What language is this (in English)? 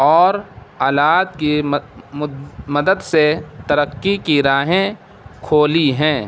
Urdu